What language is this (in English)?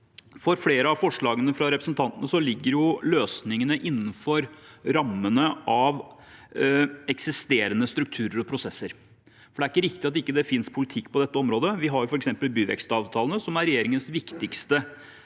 Norwegian